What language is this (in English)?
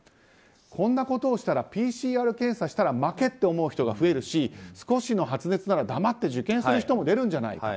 Japanese